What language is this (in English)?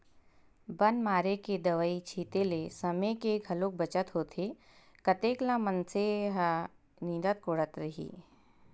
Chhattisgarhi